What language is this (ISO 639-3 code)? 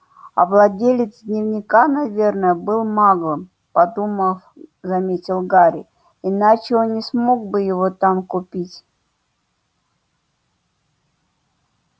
rus